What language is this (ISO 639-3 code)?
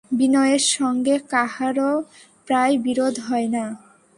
ben